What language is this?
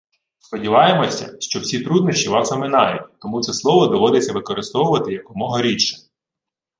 Ukrainian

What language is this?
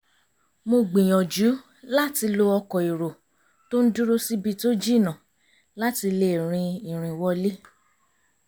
Yoruba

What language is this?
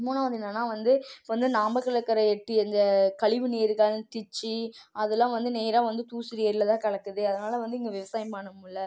Tamil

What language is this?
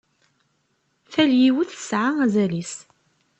Kabyle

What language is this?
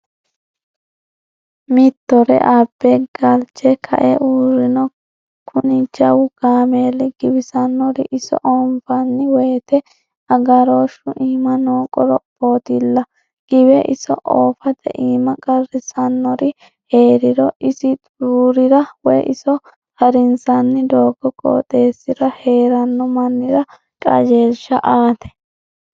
Sidamo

